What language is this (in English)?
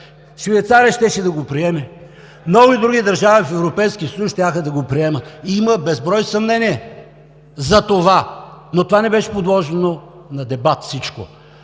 Bulgarian